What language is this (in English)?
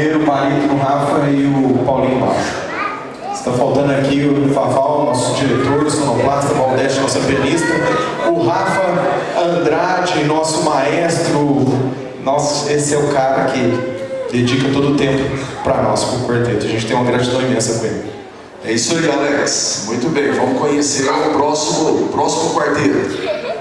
Portuguese